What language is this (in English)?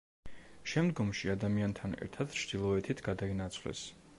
Georgian